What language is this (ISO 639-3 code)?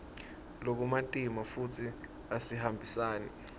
ssw